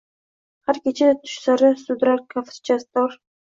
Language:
Uzbek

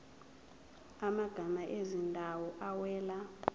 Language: Zulu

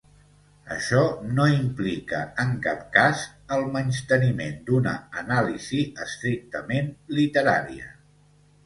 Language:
Catalan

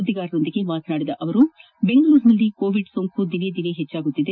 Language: Kannada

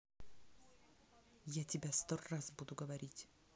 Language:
Russian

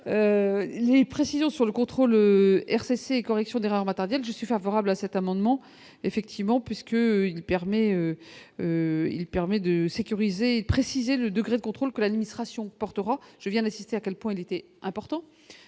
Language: French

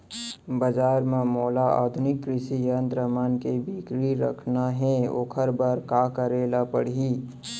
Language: Chhattisgarhi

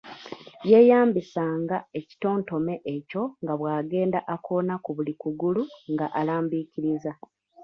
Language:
Ganda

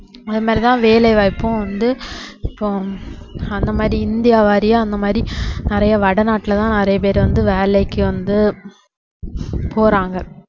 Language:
Tamil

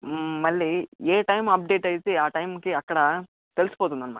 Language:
Telugu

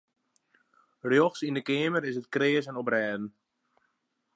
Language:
Western Frisian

